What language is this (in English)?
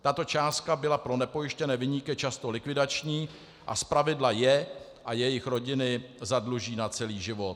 Czech